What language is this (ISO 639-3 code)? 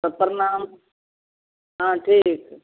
mai